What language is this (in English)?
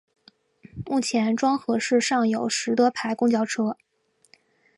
Chinese